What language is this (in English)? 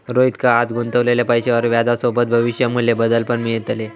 Marathi